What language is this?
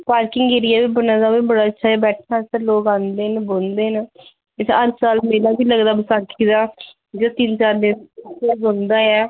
Dogri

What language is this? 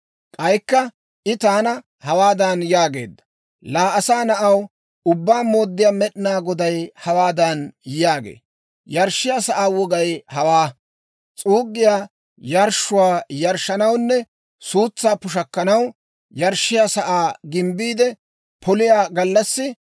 Dawro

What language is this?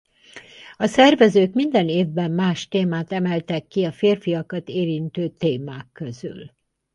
Hungarian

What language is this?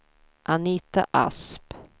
Swedish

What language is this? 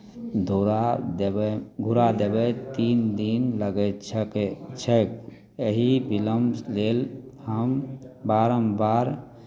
Maithili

